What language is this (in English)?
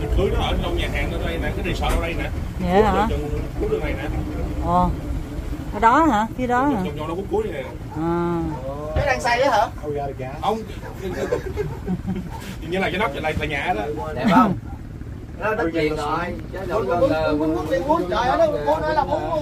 Vietnamese